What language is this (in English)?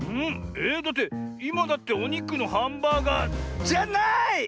Japanese